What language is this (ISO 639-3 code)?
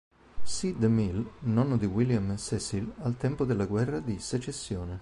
ita